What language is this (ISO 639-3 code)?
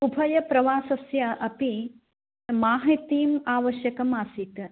san